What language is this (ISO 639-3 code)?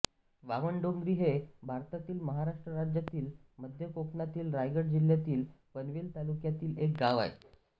mar